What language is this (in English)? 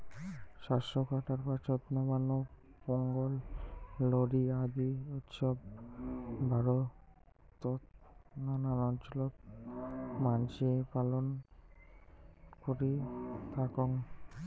Bangla